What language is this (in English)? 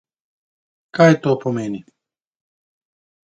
Slovenian